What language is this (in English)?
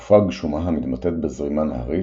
Hebrew